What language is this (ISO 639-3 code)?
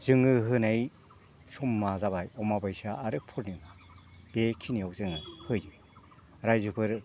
brx